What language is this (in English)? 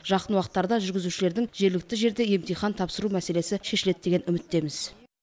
Kazakh